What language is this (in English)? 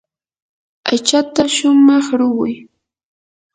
Yanahuanca Pasco Quechua